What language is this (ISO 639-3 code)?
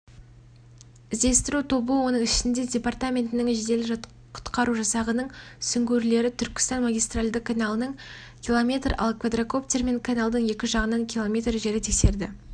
kaz